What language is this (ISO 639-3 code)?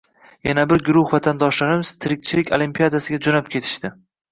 uzb